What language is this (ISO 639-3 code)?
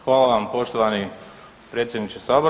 hrv